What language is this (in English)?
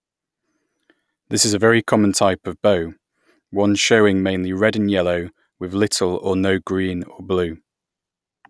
English